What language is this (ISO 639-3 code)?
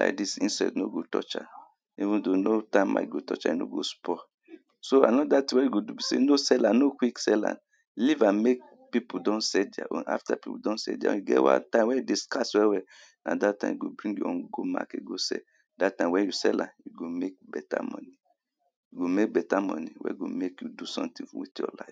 pcm